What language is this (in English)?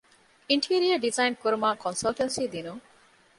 Divehi